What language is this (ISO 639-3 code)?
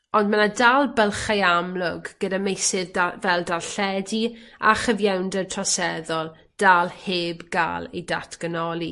cym